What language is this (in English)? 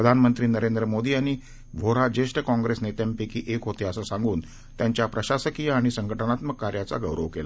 Marathi